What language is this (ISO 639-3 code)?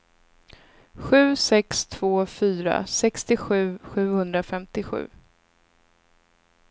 swe